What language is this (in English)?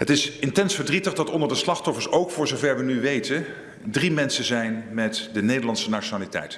Dutch